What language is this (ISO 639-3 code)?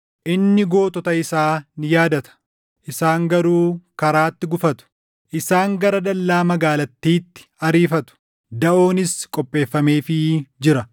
orm